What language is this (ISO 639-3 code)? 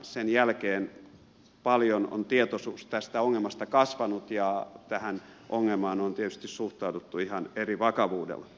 fin